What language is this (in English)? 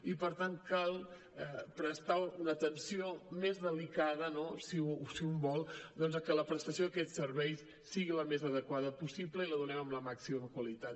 Catalan